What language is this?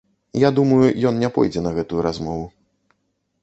Belarusian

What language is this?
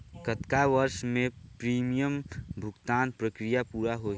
Chhattisgarhi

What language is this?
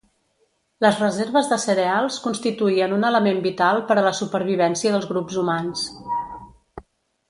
Catalan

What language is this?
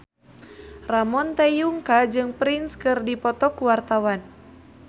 Sundanese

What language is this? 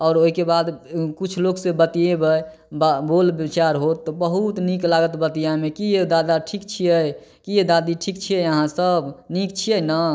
Maithili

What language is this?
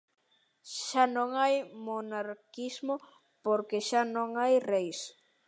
Galician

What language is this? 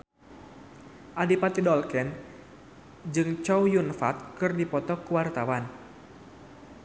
Sundanese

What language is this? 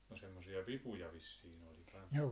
Finnish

